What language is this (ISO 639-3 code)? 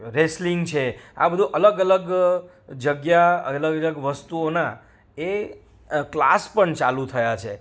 guj